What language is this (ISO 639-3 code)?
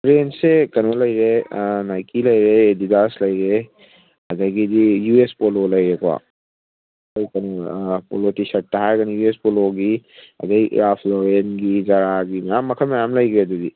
mni